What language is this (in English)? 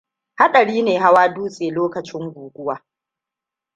Hausa